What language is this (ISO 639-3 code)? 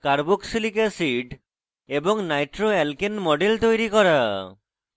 ben